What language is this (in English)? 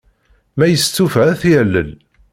Kabyle